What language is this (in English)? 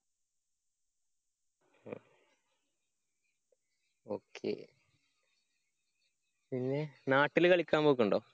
Malayalam